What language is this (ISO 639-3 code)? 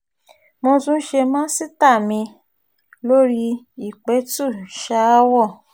yor